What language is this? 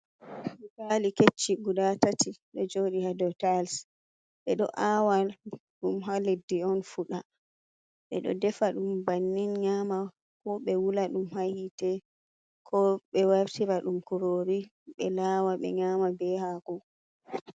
Fula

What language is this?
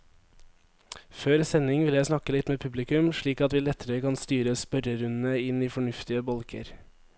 Norwegian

